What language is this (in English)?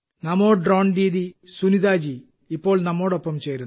Malayalam